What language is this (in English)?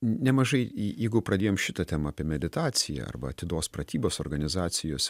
Lithuanian